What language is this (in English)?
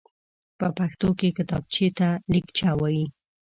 Pashto